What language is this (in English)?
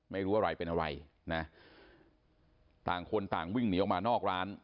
Thai